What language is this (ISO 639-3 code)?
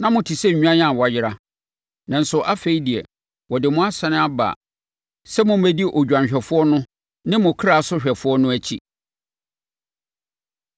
aka